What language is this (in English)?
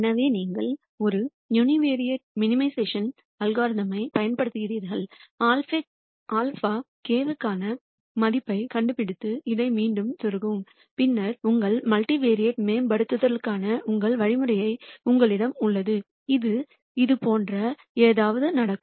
Tamil